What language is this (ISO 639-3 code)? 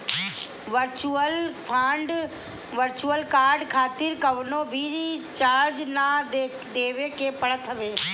bho